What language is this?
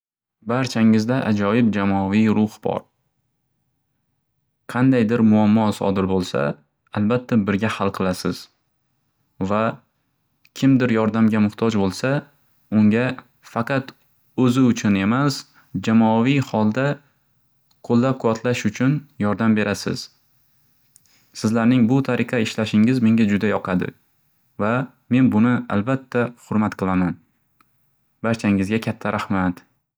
Uzbek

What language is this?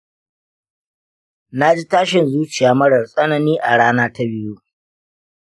Hausa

